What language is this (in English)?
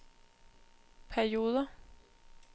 Danish